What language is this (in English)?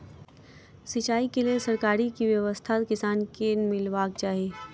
Maithili